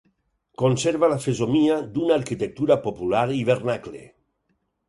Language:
Catalan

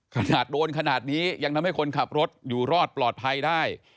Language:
Thai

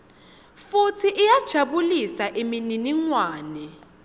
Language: Swati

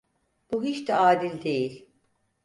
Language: Turkish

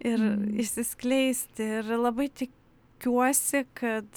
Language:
Lithuanian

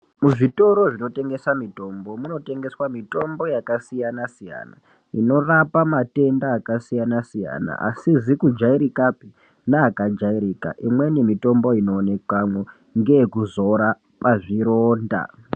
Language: Ndau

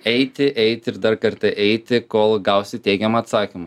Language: Lithuanian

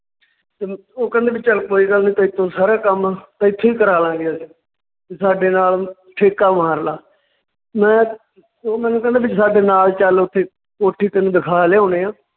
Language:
Punjabi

